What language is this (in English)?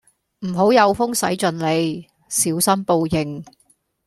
Cantonese